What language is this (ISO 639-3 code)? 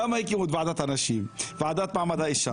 heb